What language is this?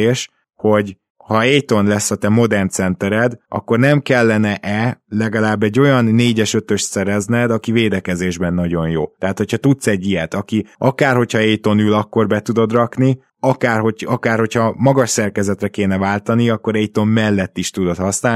Hungarian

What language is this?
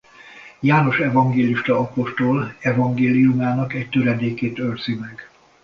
Hungarian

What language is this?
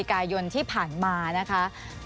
Thai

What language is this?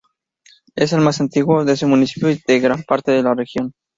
Spanish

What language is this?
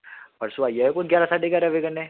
Dogri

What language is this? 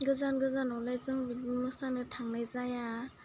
Bodo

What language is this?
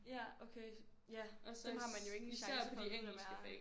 Danish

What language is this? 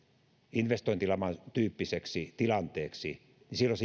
Finnish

